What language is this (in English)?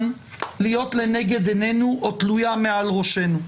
Hebrew